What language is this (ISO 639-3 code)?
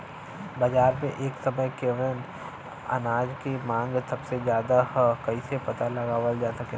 bho